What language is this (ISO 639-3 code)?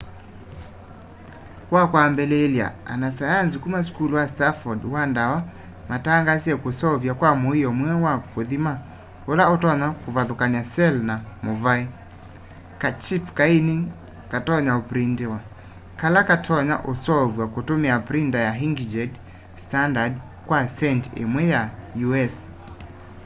kam